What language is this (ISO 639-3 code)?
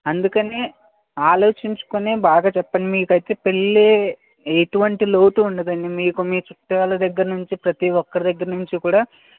tel